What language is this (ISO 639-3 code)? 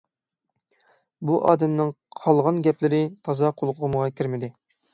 uig